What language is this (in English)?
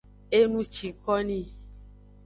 Aja (Benin)